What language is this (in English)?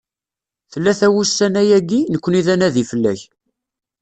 Kabyle